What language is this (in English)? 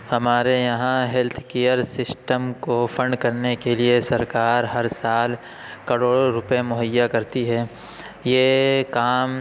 Urdu